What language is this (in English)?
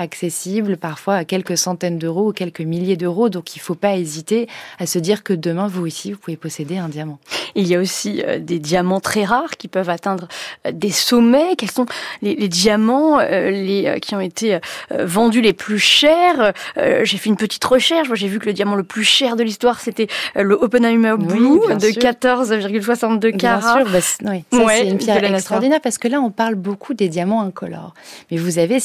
French